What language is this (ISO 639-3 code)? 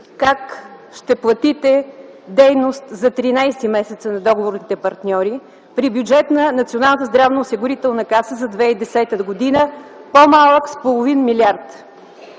bul